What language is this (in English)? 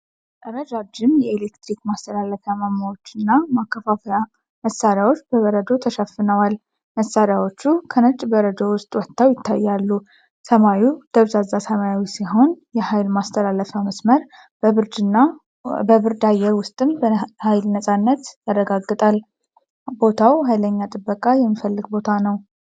Amharic